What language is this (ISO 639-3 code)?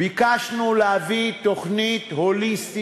heb